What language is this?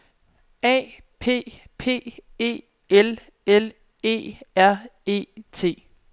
Danish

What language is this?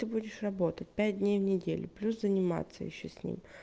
Russian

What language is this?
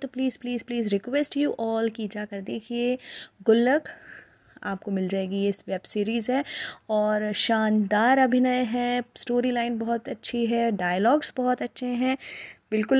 Hindi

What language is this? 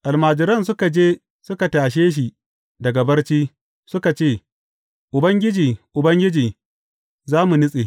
Hausa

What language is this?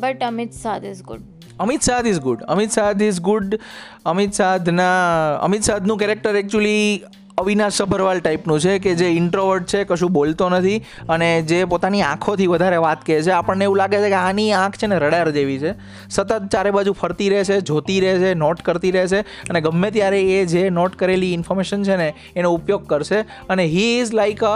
Gujarati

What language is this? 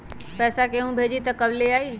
Magahi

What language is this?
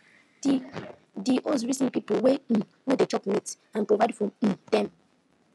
Nigerian Pidgin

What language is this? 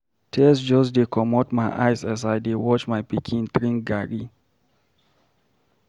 Nigerian Pidgin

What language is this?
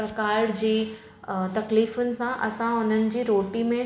Sindhi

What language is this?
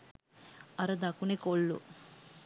Sinhala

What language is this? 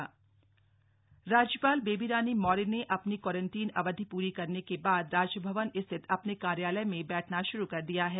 Hindi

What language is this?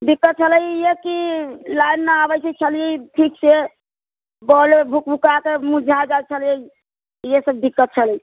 Maithili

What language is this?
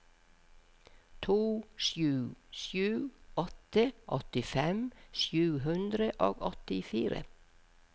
Norwegian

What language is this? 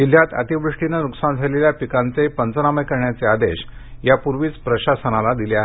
Marathi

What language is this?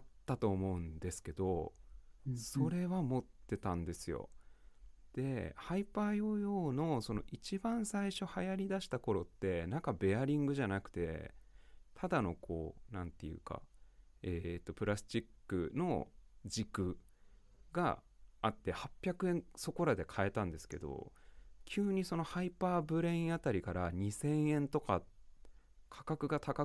Japanese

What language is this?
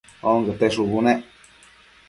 Matsés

